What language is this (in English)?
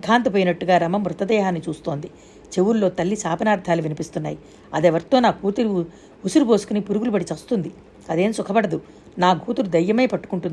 Telugu